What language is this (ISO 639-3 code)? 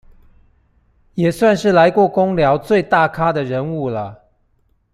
zho